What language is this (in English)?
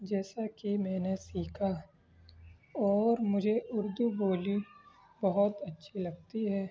Urdu